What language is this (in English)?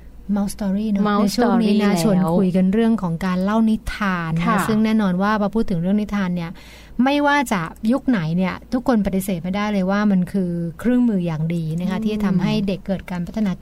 Thai